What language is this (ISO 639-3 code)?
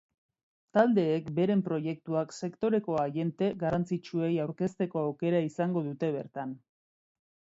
eus